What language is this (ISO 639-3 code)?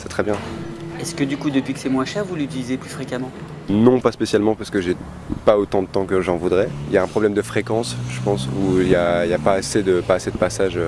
fra